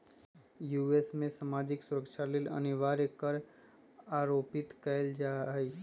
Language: Magahi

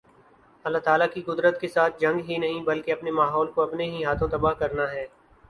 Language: Urdu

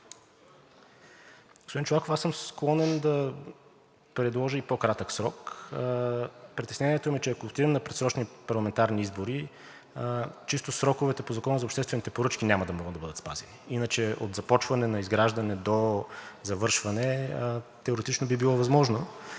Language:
Bulgarian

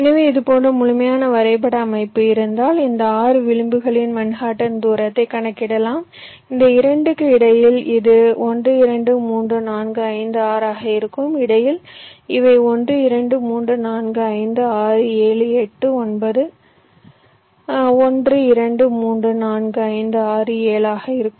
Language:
Tamil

